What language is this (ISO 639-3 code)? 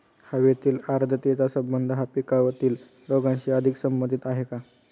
mar